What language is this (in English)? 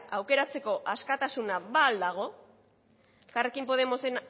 Basque